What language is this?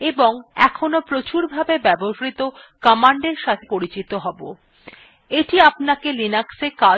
Bangla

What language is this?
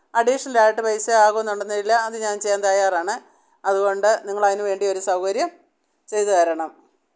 Malayalam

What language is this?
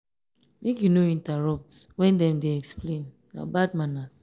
Nigerian Pidgin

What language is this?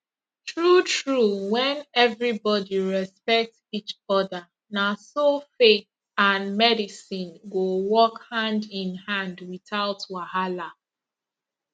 Nigerian Pidgin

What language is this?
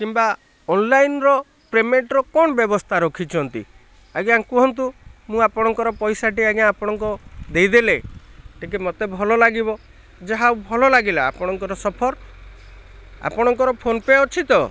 Odia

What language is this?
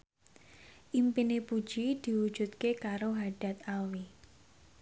Javanese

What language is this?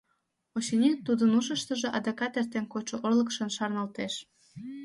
Mari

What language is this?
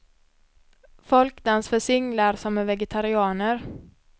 Swedish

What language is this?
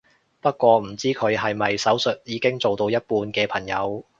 Cantonese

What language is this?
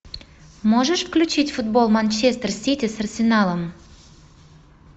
Russian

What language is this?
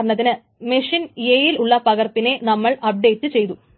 Malayalam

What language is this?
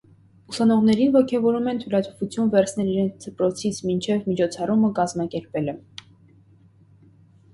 Armenian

